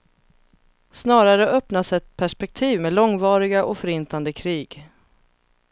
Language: Swedish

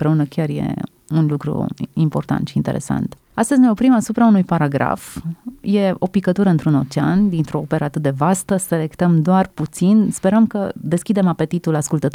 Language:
Romanian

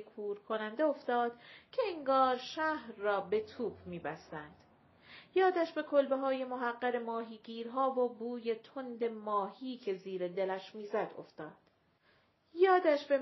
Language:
Persian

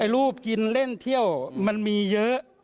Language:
Thai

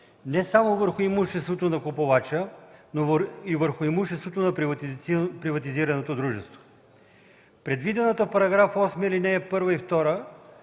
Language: Bulgarian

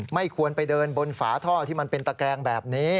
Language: Thai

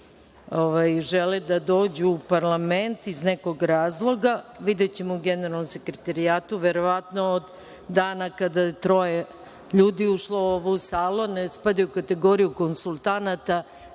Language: Serbian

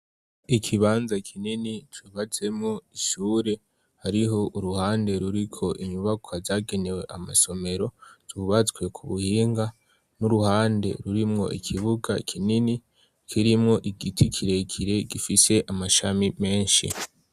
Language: Rundi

